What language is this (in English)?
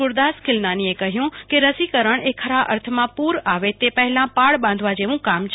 Gujarati